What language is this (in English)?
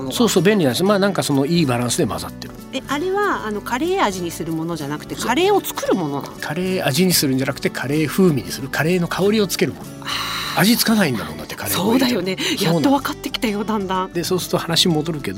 Japanese